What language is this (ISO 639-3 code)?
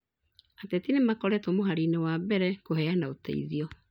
kik